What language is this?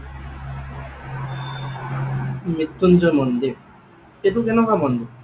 Assamese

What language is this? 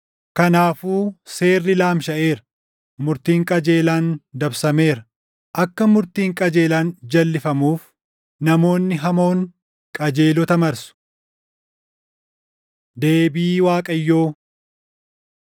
Oromo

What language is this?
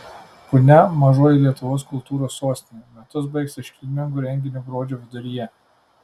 Lithuanian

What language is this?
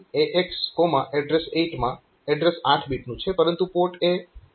Gujarati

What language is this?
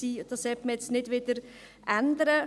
Swiss German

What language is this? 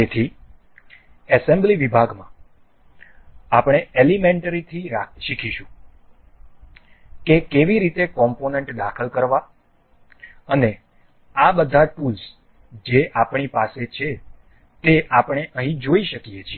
Gujarati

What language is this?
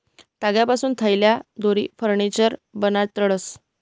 Marathi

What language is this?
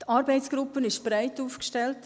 Swiss German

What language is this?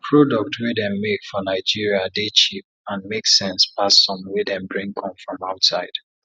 Nigerian Pidgin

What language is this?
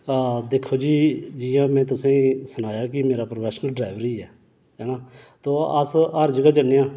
Dogri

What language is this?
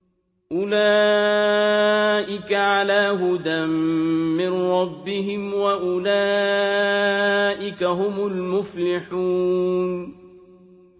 Arabic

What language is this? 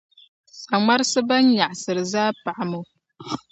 Dagbani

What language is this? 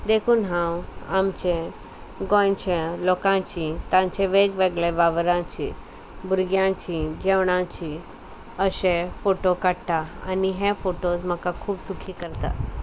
Konkani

